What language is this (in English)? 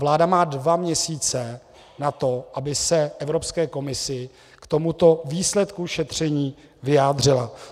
Czech